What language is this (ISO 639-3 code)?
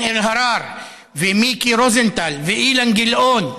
heb